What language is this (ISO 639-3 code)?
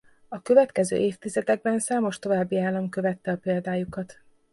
hun